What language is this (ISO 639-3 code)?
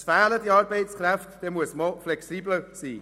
gsw